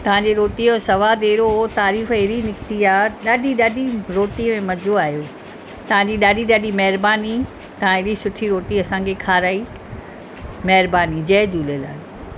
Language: Sindhi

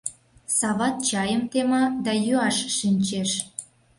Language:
Mari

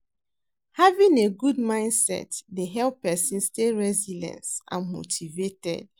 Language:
Nigerian Pidgin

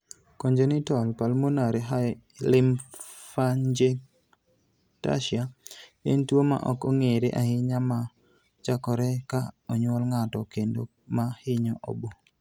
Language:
Luo (Kenya and Tanzania)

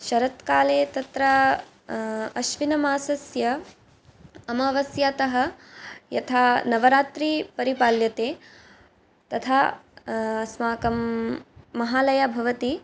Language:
Sanskrit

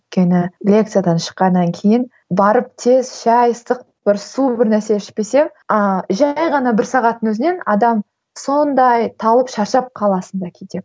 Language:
Kazakh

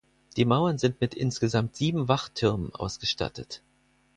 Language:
German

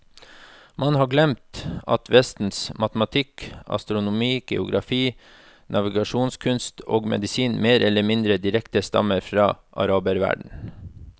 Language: Norwegian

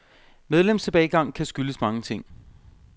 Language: Danish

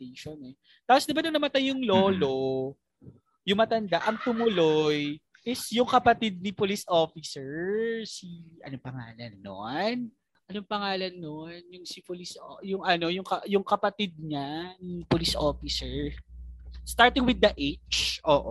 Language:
Filipino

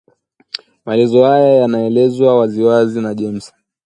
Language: Swahili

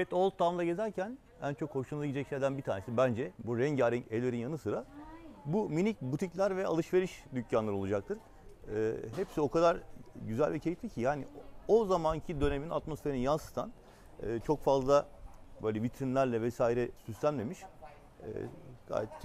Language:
Turkish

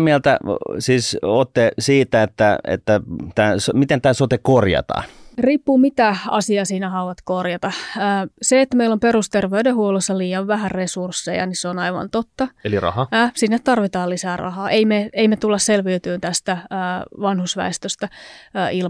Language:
Finnish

